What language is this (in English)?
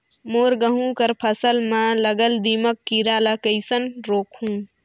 Chhattisgarhi